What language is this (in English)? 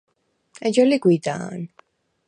Svan